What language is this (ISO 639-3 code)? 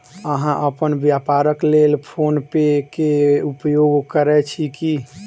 mai